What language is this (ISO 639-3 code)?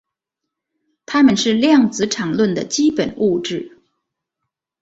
zho